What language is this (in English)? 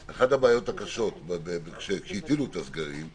Hebrew